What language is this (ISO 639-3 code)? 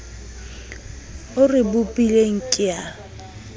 sot